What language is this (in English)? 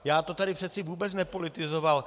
Czech